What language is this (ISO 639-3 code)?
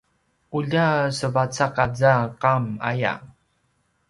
pwn